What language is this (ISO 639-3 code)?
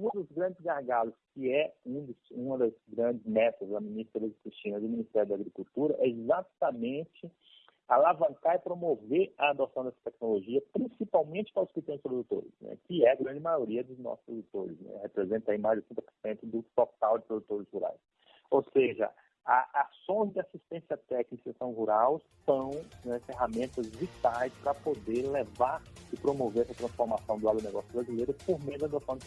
por